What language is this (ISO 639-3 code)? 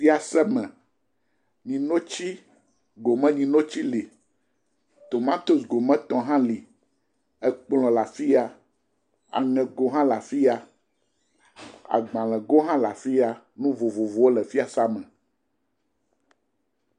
ewe